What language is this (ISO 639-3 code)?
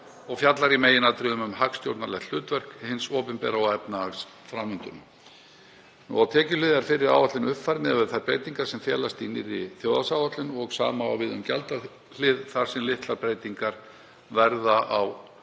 isl